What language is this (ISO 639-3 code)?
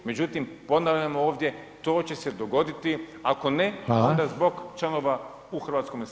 hrv